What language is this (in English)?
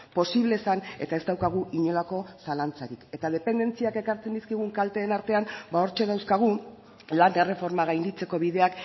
Basque